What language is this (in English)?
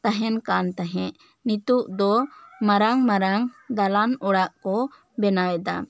Santali